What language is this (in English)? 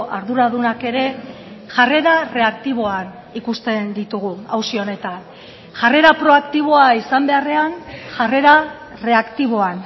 Basque